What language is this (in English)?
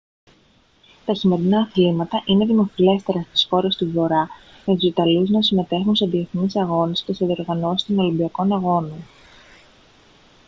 Greek